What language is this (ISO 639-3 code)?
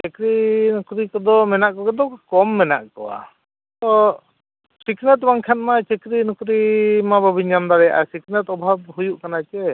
sat